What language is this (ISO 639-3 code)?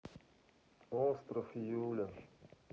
rus